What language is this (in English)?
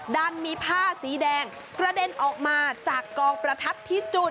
Thai